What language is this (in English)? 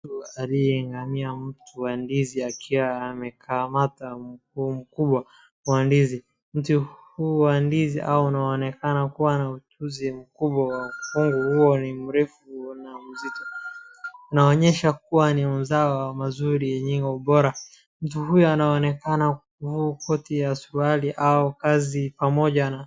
Swahili